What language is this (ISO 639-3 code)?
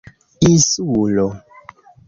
epo